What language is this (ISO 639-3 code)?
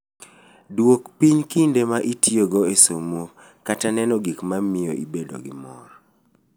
luo